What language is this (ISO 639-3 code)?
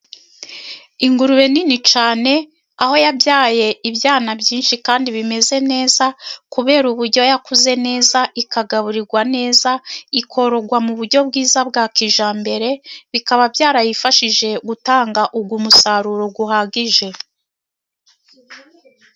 kin